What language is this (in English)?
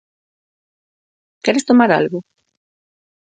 Galician